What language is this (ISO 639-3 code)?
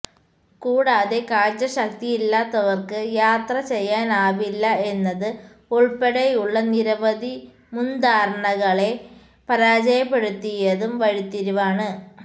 mal